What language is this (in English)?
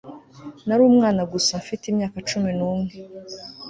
Kinyarwanda